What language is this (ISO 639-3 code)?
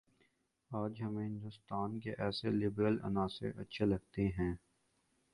urd